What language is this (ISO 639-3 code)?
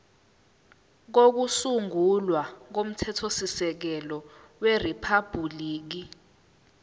zul